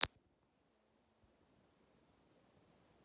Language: Russian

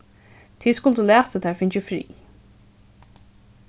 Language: Faroese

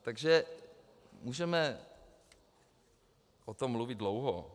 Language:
Czech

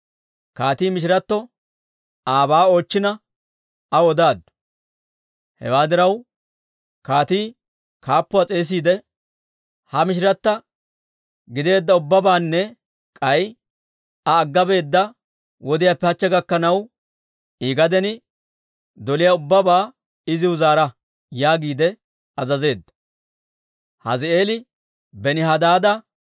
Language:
Dawro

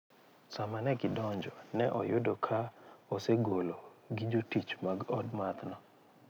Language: Luo (Kenya and Tanzania)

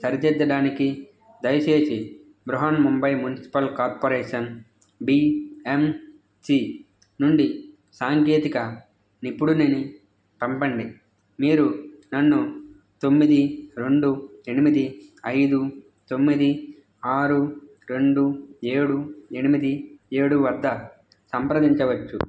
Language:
Telugu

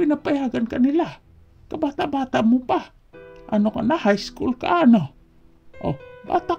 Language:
Filipino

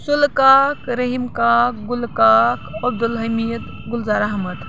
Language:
Kashmiri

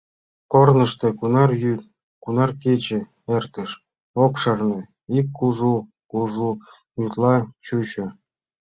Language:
Mari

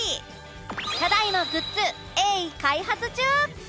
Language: Japanese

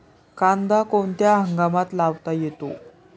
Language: Marathi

